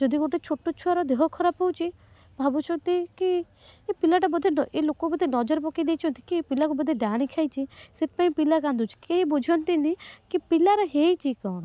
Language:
Odia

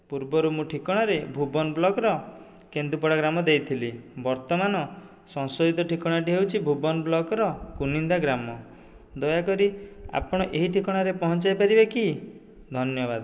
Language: Odia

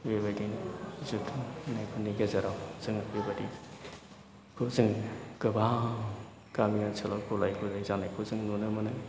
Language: Bodo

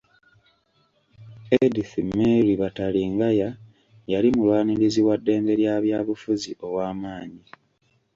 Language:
Ganda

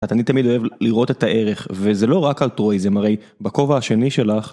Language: Hebrew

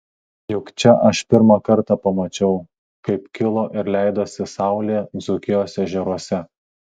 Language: Lithuanian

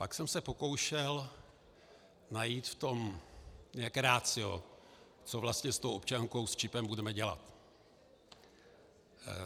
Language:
Czech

